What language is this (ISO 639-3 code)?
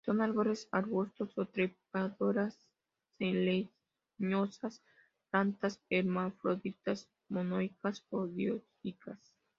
spa